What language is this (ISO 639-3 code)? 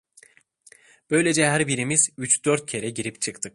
tur